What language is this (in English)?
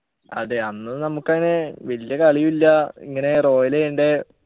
Malayalam